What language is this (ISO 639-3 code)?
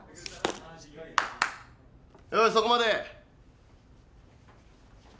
jpn